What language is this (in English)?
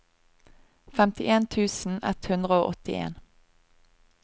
Norwegian